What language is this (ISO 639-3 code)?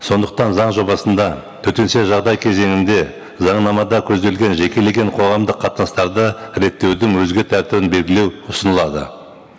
kaz